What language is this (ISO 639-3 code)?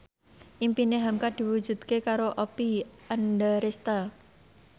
jav